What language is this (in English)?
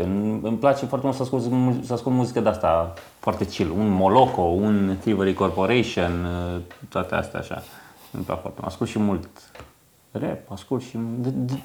Romanian